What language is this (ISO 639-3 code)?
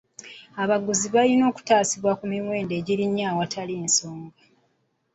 lug